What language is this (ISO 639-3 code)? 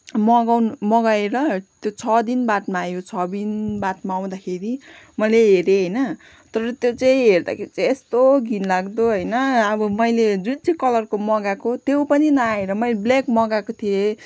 nep